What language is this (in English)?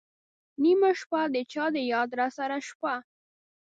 Pashto